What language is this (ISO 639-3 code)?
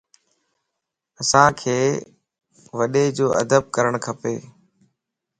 lss